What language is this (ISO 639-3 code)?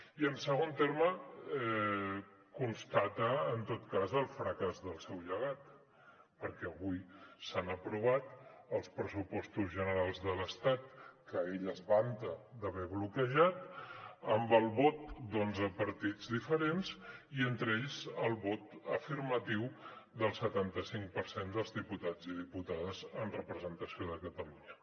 cat